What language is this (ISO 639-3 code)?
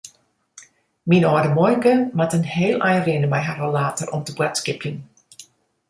fry